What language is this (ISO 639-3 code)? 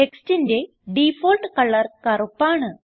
mal